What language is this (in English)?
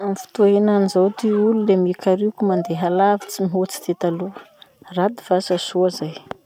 Masikoro Malagasy